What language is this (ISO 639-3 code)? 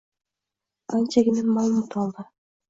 uzb